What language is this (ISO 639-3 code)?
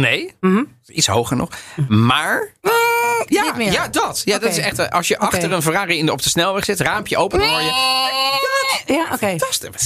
nld